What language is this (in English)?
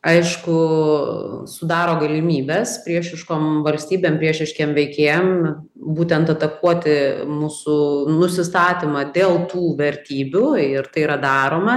Lithuanian